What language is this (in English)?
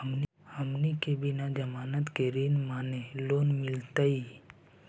Magahi